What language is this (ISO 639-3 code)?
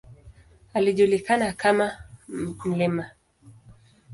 swa